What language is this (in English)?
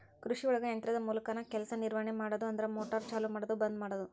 Kannada